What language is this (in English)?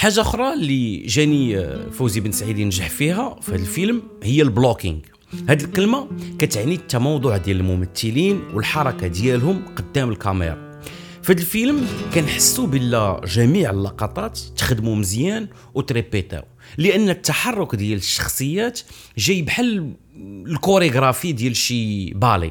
Arabic